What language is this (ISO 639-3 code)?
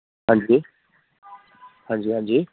snd